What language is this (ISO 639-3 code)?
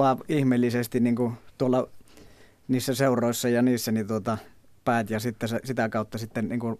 fin